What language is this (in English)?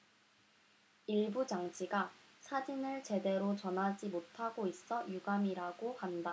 Korean